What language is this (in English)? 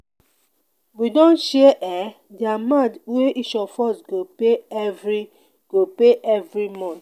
Nigerian Pidgin